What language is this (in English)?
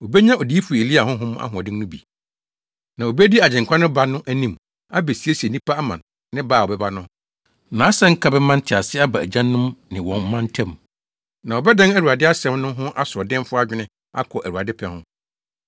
Akan